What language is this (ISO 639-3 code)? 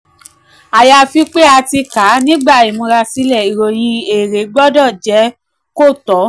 yor